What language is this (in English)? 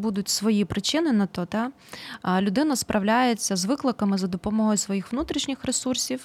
Ukrainian